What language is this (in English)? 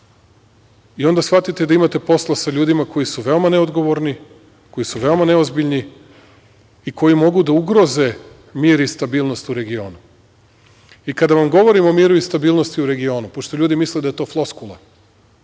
Serbian